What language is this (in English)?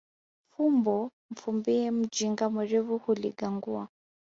Swahili